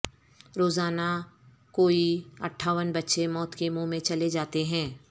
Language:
Urdu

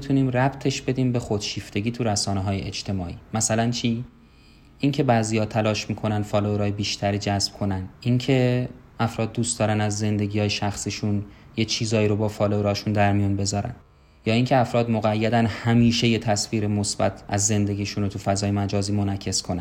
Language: Persian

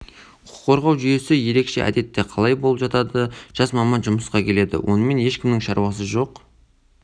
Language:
Kazakh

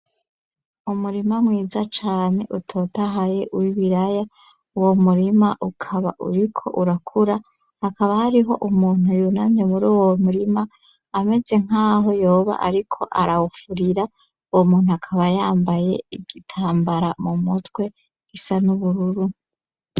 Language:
Rundi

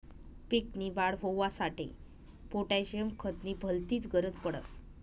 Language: Marathi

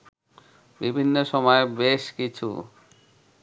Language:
Bangla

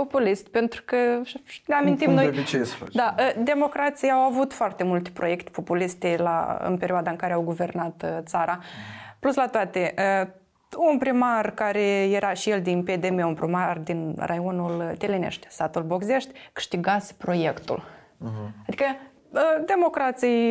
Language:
Romanian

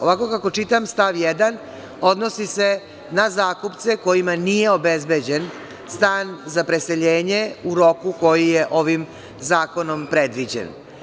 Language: Serbian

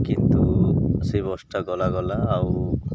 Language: Odia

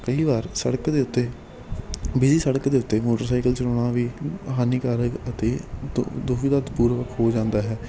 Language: Punjabi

